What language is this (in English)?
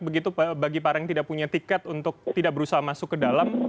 Indonesian